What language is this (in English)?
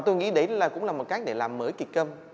Vietnamese